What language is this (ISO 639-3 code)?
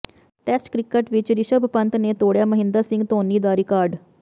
pan